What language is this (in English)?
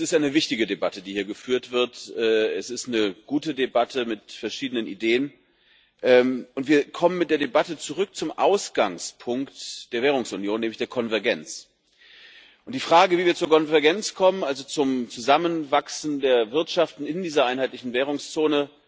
German